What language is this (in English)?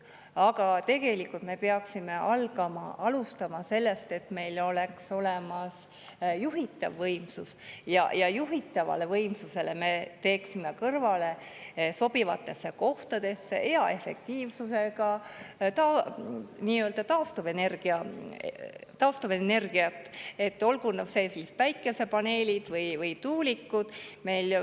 Estonian